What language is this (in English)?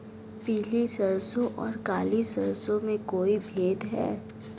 Hindi